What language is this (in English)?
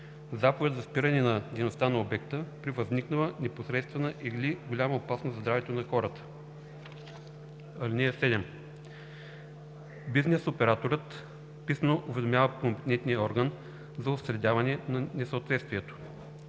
Bulgarian